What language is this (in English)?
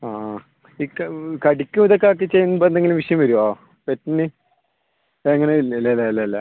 Malayalam